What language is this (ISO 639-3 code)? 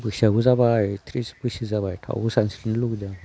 brx